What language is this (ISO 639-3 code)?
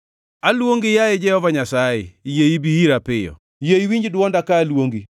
luo